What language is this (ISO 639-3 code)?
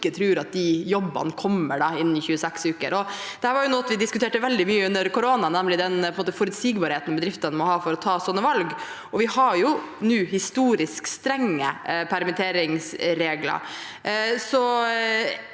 nor